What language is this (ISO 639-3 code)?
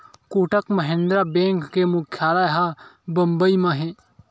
hne